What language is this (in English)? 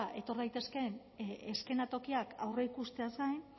Basque